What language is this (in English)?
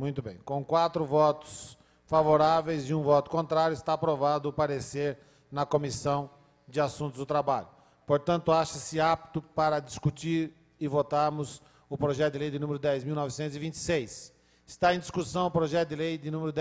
Portuguese